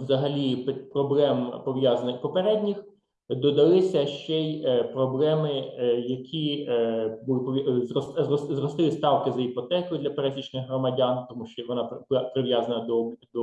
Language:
Ukrainian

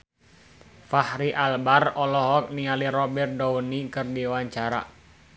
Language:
Sundanese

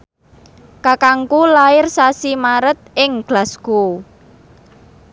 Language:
Javanese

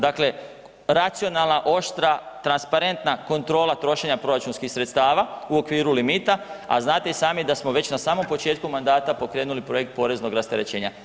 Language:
Croatian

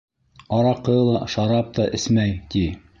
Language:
Bashkir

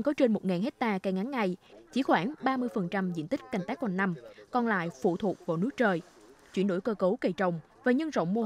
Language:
Vietnamese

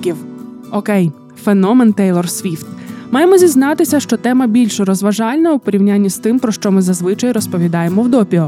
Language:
Ukrainian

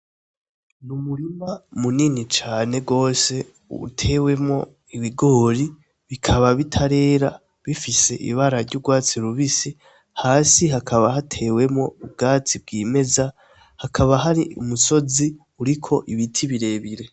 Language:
Rundi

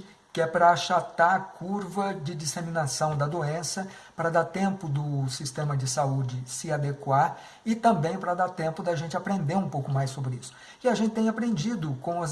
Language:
Portuguese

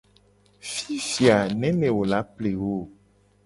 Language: Gen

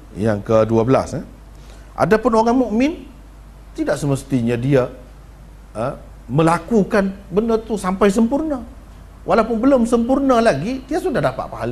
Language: Malay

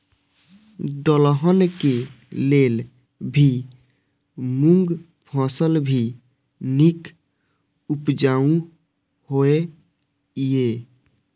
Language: Maithili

